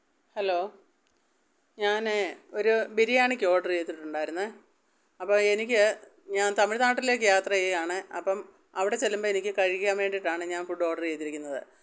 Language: Malayalam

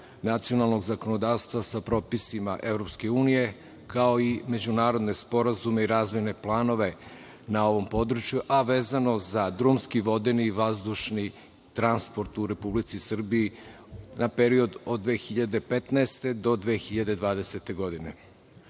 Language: Serbian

